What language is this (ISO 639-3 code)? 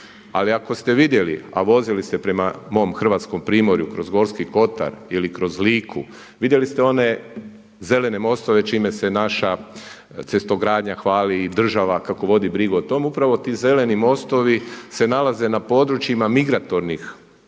hrv